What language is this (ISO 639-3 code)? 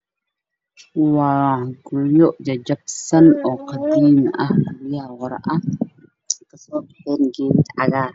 som